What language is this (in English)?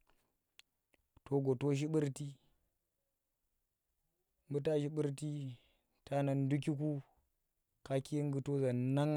Tera